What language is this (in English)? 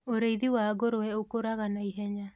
Kikuyu